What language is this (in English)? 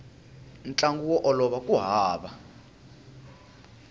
Tsonga